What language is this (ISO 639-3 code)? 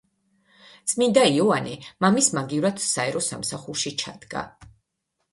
kat